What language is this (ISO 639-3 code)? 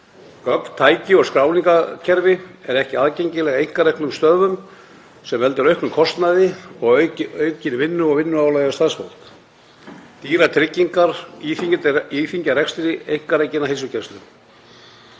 isl